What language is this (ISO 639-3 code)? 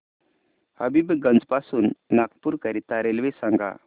mar